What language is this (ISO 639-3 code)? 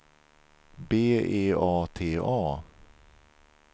swe